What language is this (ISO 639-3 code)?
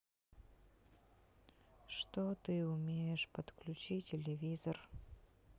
rus